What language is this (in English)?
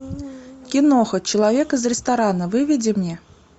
Russian